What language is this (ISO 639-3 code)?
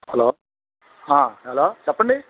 tel